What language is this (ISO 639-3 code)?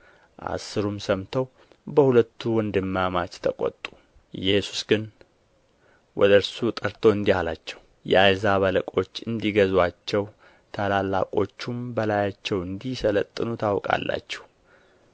amh